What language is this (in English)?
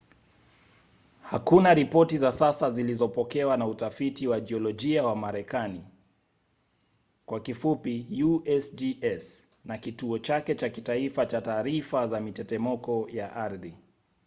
Swahili